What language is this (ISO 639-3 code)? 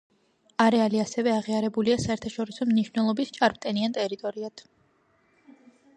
kat